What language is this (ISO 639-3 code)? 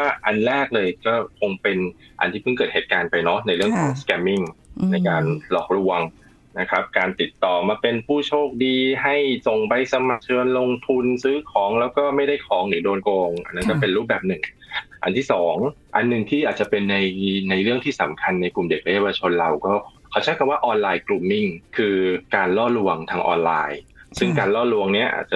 tha